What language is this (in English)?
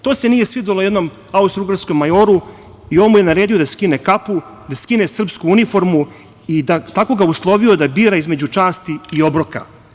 Serbian